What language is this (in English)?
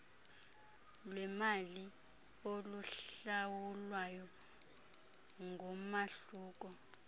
Xhosa